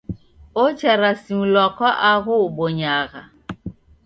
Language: Taita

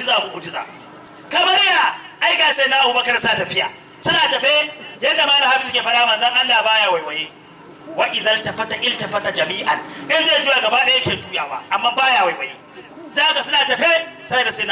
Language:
Arabic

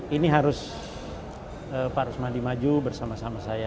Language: Indonesian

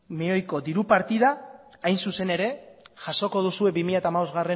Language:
Basque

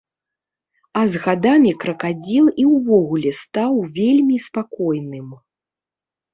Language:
Belarusian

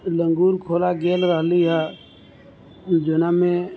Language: Maithili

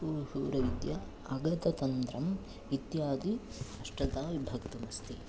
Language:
Sanskrit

